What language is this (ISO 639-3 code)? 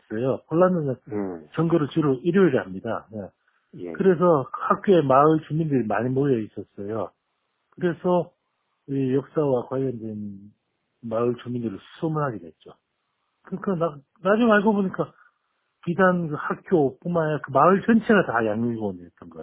kor